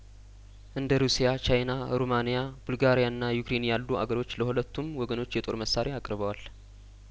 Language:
Amharic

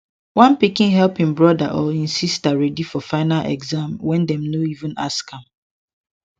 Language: Nigerian Pidgin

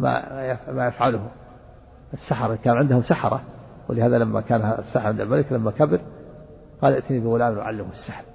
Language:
Arabic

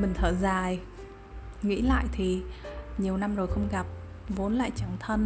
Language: Vietnamese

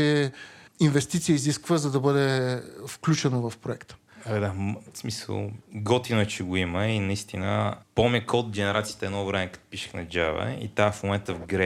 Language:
Bulgarian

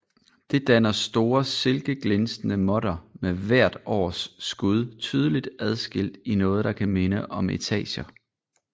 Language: Danish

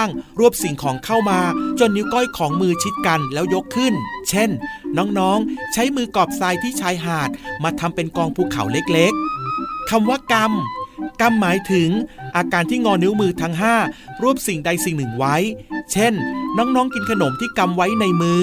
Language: Thai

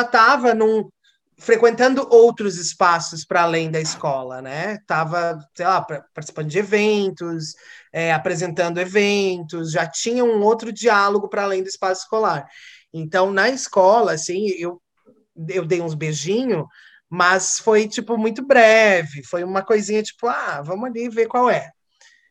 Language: Portuguese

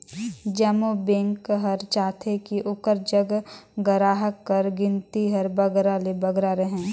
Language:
Chhattisgarhi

